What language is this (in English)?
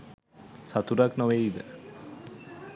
Sinhala